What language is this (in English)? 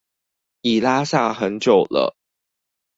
Chinese